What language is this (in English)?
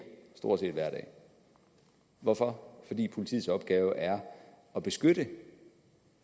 Danish